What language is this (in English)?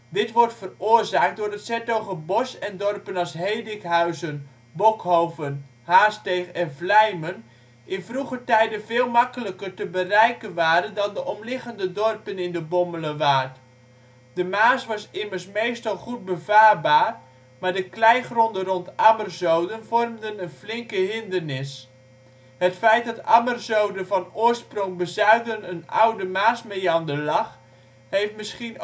Dutch